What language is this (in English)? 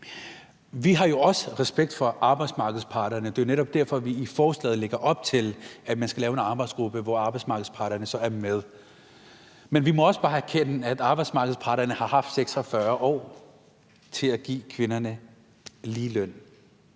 Danish